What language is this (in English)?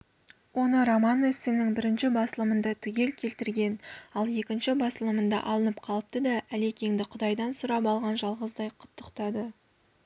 Kazakh